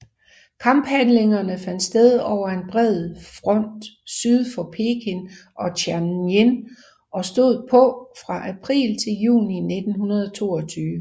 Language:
Danish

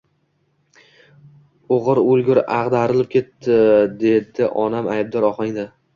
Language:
Uzbek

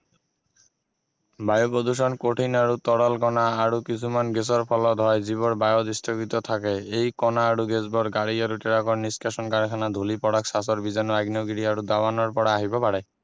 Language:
Assamese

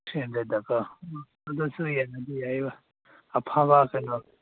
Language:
Manipuri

